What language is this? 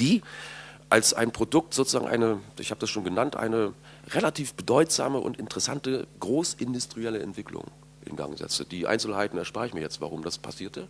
German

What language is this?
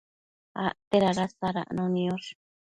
Matsés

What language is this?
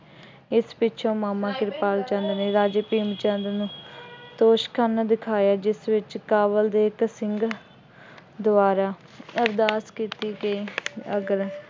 Punjabi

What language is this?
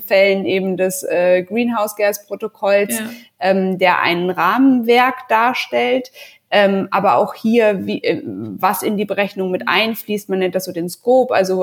German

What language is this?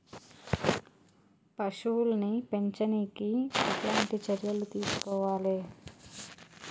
Telugu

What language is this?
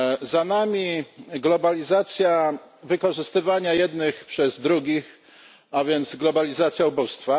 Polish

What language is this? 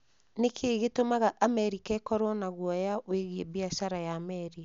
Kikuyu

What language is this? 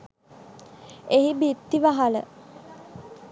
Sinhala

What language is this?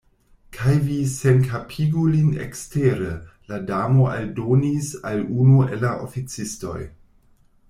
Esperanto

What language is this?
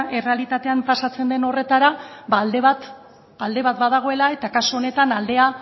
Basque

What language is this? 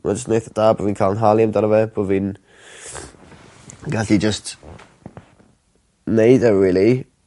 Welsh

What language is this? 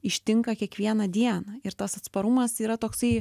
Lithuanian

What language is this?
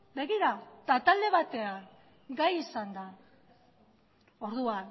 Basque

